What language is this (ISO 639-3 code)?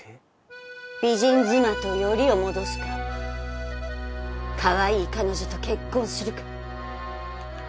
jpn